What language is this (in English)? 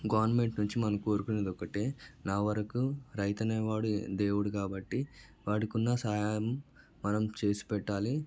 Telugu